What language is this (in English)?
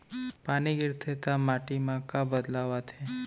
Chhattisgarhi